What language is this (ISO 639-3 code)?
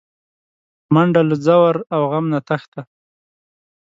pus